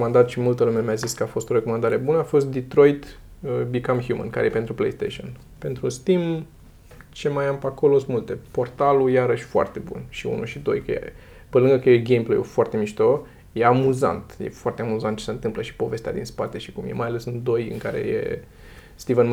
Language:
Romanian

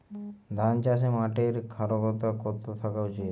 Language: Bangla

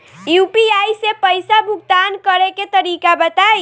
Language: Bhojpuri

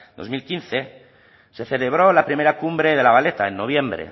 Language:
Spanish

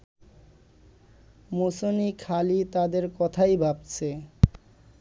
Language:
Bangla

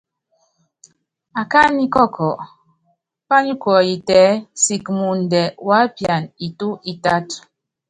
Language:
Yangben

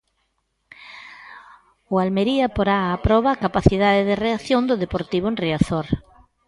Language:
Galician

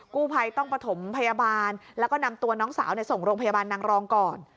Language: Thai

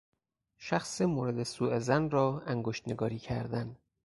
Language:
Persian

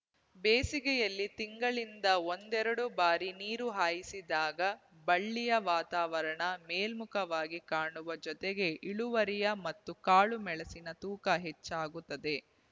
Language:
Kannada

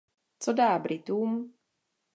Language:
Czech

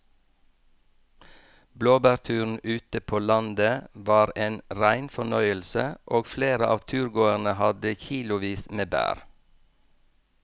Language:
Norwegian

